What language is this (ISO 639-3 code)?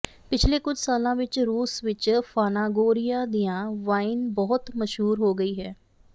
pan